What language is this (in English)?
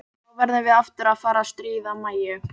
Icelandic